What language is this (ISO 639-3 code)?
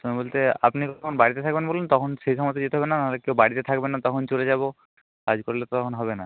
ben